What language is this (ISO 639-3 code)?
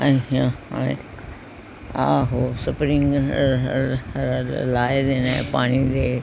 pan